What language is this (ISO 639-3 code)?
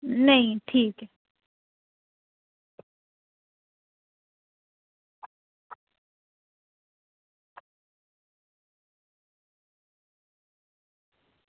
doi